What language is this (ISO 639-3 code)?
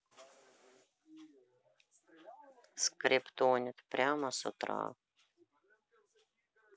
rus